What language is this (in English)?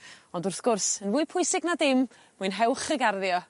Welsh